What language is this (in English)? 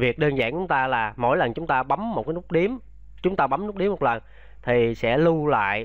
Vietnamese